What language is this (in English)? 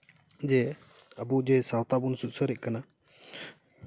Santali